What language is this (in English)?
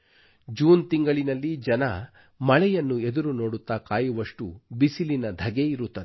Kannada